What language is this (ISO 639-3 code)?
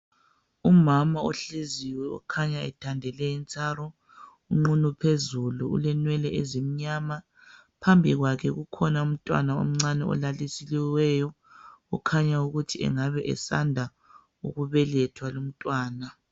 nde